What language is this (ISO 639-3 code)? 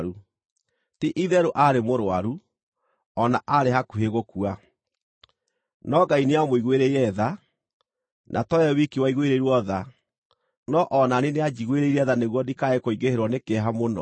kik